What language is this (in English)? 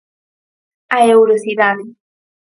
Galician